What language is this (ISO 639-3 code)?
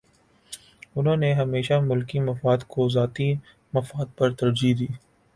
urd